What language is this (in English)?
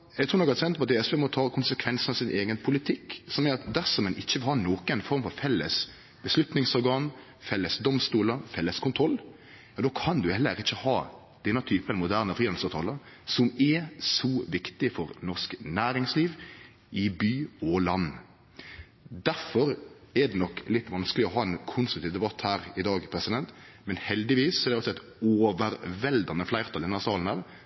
Norwegian Nynorsk